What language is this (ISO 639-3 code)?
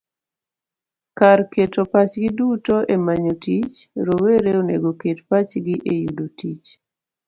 luo